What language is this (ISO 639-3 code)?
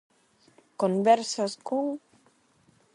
glg